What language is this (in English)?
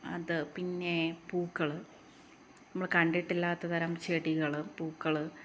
Malayalam